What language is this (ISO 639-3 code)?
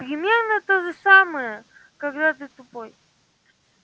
rus